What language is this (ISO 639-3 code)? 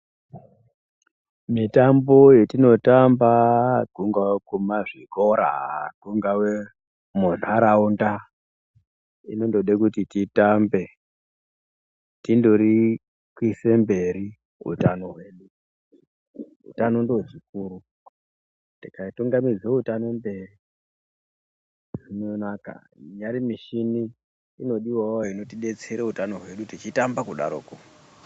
ndc